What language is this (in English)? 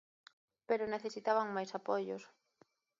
Galician